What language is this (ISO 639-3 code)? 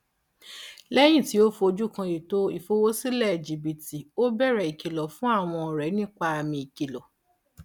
yor